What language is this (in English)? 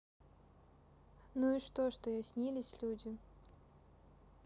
Russian